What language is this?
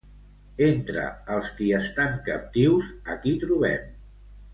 Catalan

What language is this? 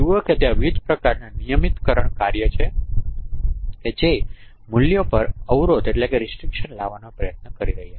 Gujarati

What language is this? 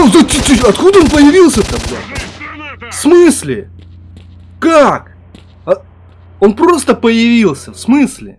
Russian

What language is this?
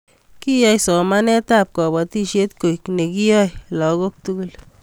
Kalenjin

